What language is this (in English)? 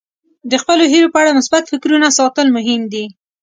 Pashto